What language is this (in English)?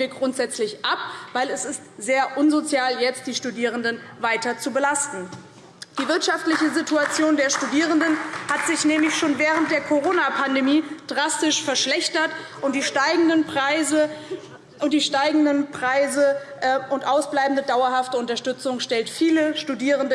German